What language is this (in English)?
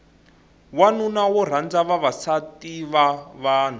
Tsonga